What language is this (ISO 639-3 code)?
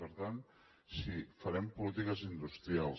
cat